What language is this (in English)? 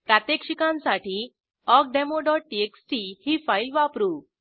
Marathi